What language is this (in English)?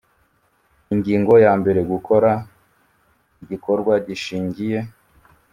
Kinyarwanda